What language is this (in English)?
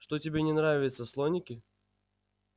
Russian